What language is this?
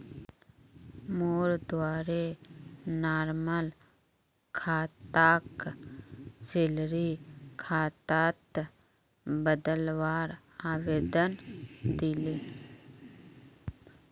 Magahi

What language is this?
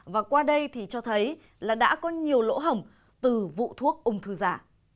Vietnamese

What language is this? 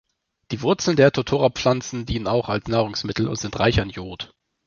German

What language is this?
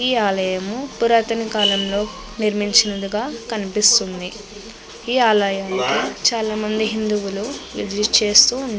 Telugu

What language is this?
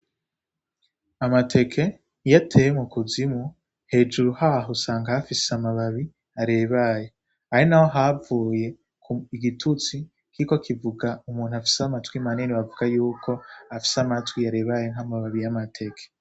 Rundi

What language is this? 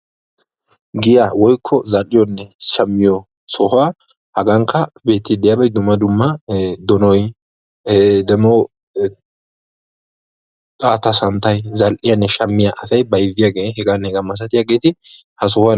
Wolaytta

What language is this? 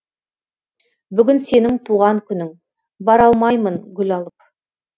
Kazakh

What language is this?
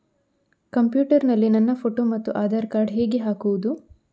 Kannada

